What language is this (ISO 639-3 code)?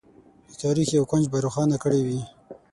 pus